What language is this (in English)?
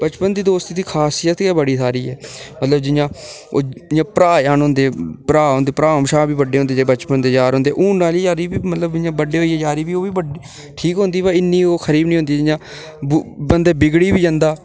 Dogri